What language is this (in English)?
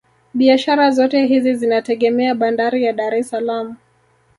Swahili